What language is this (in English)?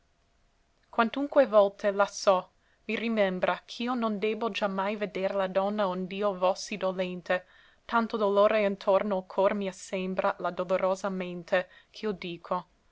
Italian